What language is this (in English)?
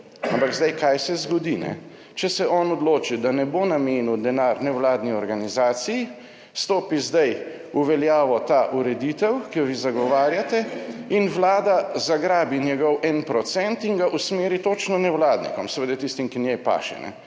Slovenian